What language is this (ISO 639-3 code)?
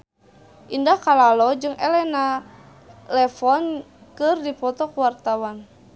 sun